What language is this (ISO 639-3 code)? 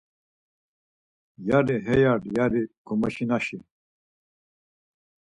lzz